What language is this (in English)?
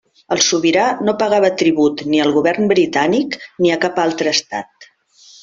Catalan